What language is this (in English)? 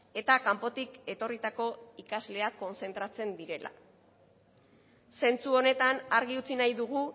Basque